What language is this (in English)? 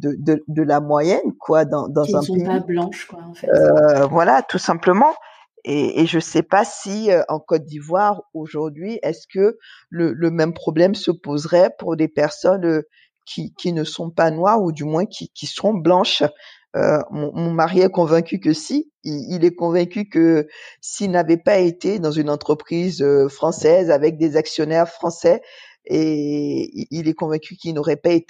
French